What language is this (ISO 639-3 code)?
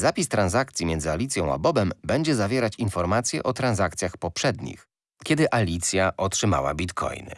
pol